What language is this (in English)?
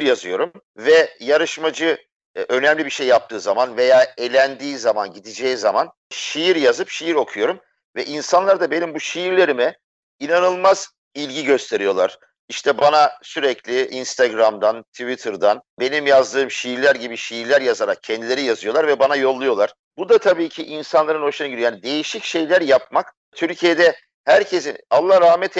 Turkish